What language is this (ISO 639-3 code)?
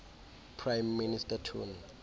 xho